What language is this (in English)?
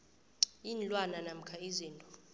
South Ndebele